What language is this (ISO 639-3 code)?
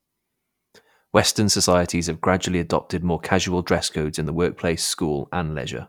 eng